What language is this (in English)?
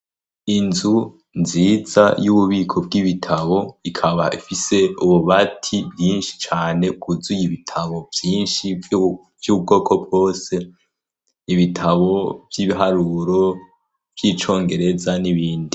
Rundi